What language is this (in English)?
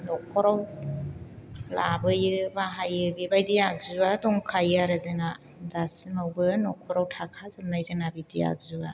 Bodo